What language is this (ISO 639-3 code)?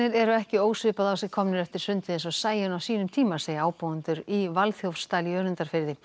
isl